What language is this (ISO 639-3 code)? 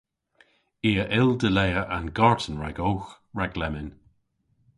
cor